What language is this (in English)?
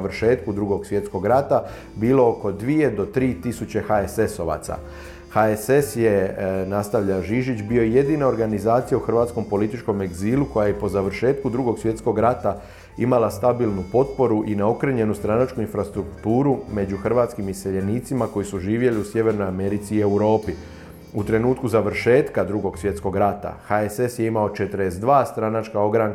Croatian